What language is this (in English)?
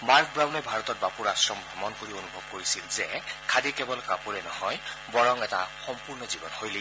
Assamese